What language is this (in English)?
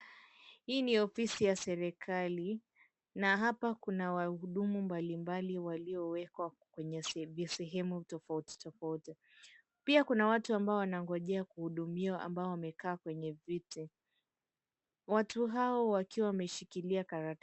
Swahili